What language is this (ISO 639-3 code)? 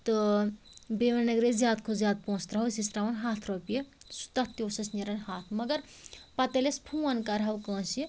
kas